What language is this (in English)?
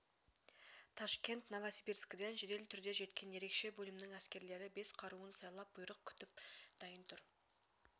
Kazakh